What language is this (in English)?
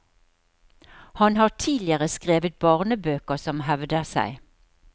Norwegian